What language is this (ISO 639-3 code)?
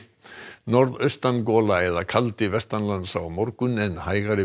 isl